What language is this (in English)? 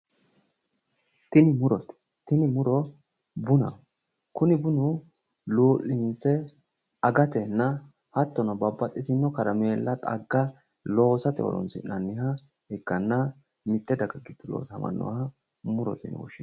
Sidamo